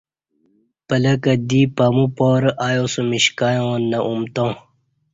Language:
Kati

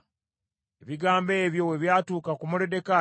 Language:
Ganda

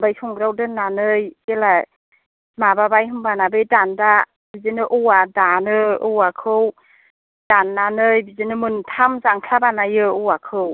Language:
Bodo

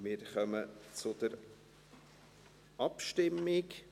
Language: Swiss German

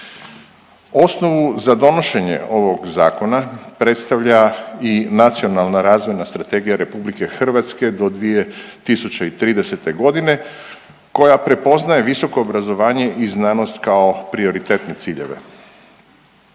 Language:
Croatian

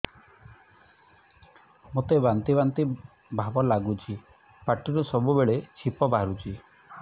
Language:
Odia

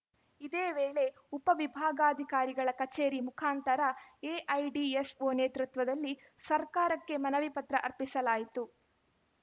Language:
Kannada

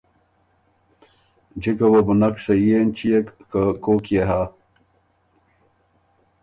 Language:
Ormuri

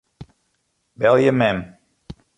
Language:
Western Frisian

